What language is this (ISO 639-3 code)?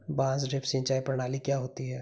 hin